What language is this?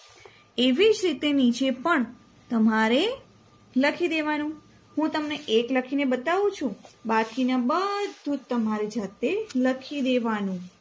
Gujarati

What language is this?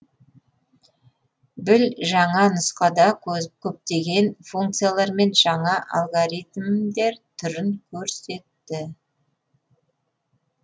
Kazakh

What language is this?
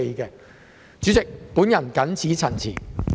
Cantonese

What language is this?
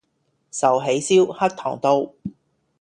Cantonese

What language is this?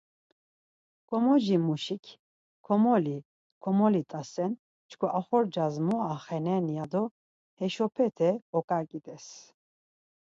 Laz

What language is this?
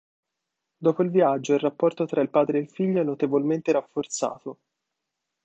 Italian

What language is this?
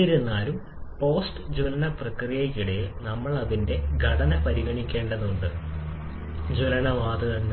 Malayalam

